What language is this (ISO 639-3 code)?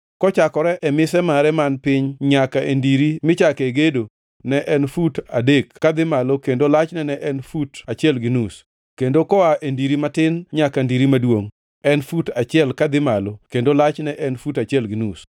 luo